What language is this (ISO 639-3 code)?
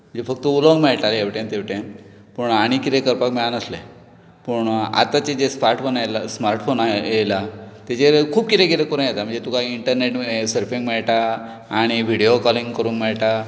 kok